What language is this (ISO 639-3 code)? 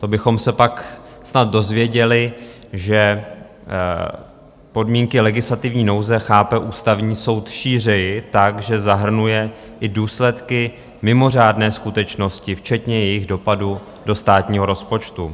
ces